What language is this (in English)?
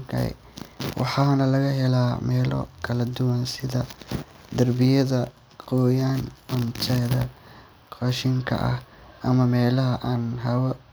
Somali